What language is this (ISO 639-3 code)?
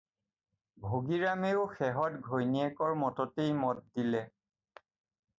asm